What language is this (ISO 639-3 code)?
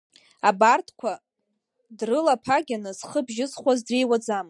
abk